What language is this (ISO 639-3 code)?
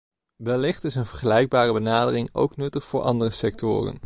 nld